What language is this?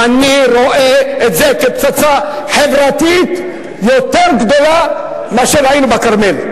Hebrew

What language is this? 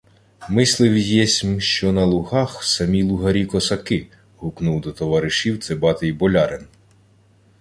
Ukrainian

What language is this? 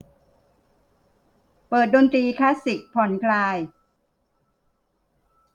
Thai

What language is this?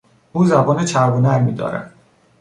Persian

